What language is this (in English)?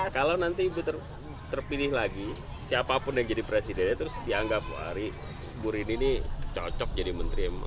Indonesian